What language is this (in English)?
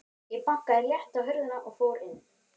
Icelandic